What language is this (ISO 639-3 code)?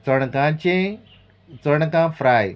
kok